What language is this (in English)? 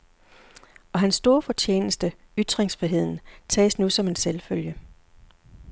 Danish